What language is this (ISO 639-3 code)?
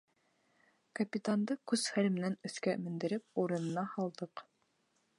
bak